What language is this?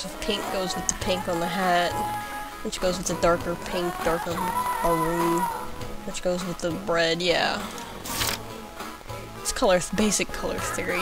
English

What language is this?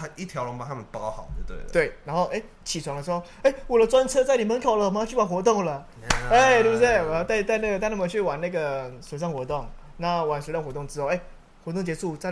Chinese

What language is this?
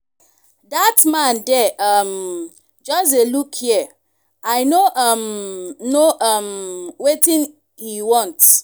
Nigerian Pidgin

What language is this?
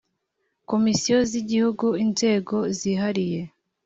Kinyarwanda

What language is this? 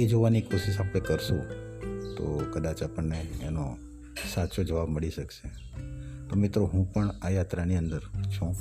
Gujarati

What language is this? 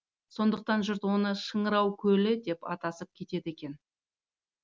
Kazakh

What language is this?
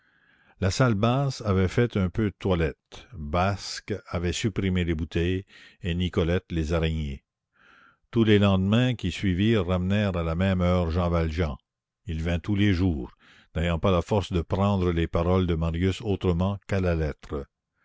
French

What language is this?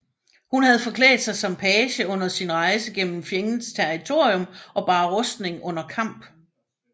Danish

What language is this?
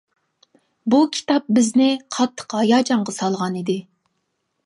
Uyghur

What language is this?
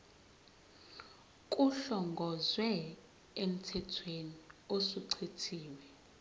Zulu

